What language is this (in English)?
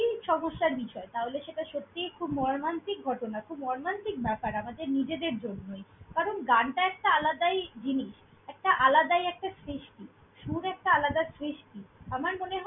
Bangla